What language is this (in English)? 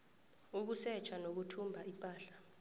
South Ndebele